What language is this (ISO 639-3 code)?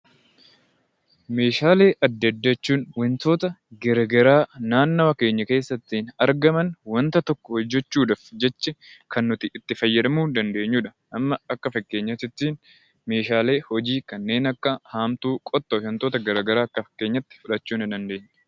orm